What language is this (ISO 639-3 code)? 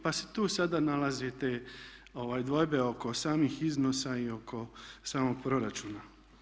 hrv